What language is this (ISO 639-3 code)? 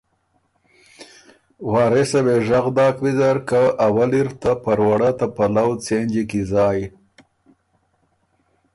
oru